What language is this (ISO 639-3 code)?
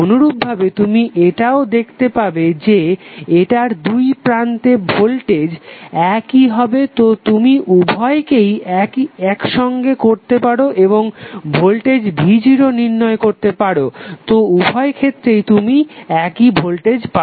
ben